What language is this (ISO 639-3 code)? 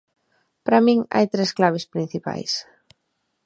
glg